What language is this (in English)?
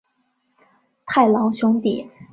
Chinese